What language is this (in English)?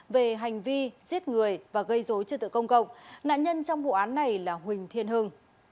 Vietnamese